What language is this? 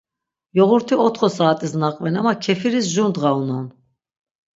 Laz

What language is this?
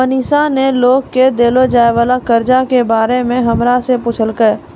Maithili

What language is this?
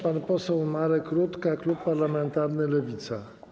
Polish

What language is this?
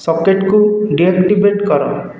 Odia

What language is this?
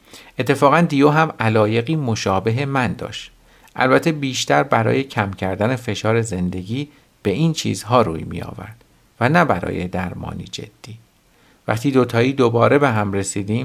Persian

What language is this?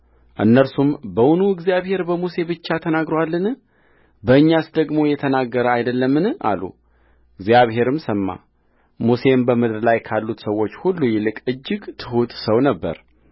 Amharic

